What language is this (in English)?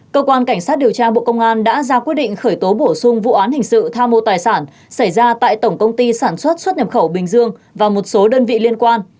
Vietnamese